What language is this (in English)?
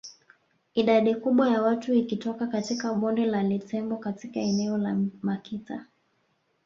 Swahili